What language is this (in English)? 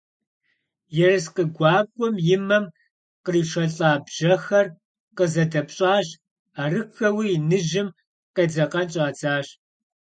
Kabardian